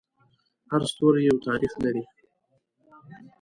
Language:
Pashto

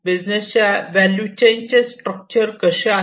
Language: Marathi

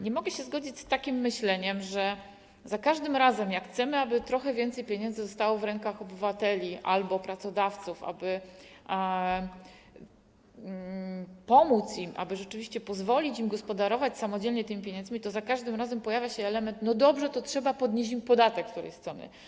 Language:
Polish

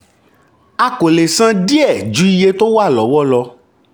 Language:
Yoruba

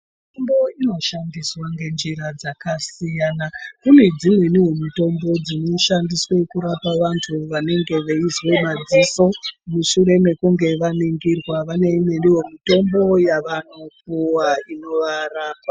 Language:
Ndau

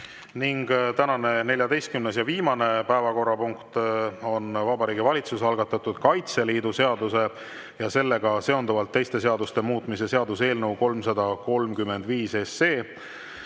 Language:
Estonian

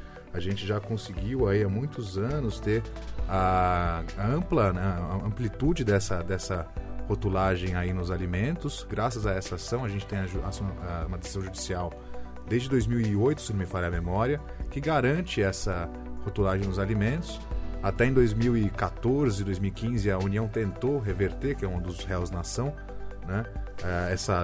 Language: Portuguese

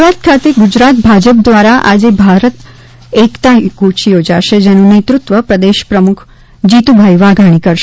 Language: Gujarati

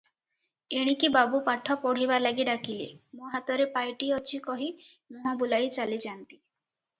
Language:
Odia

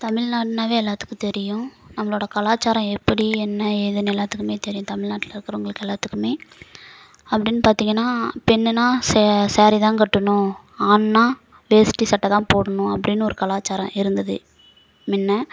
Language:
Tamil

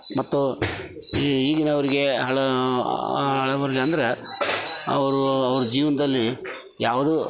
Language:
Kannada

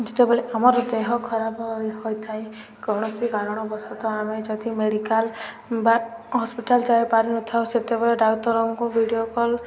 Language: Odia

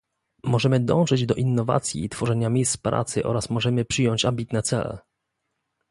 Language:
Polish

